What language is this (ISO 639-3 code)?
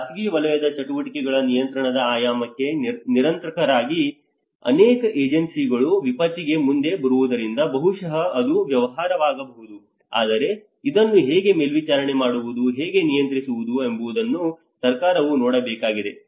kan